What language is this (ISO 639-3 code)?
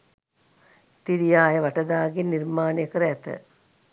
sin